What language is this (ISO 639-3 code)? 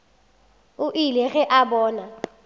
nso